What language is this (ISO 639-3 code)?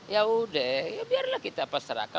ind